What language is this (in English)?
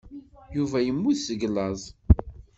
Kabyle